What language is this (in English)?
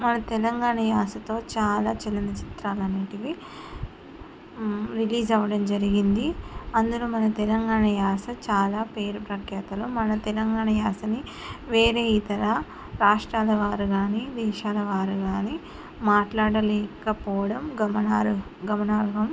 Telugu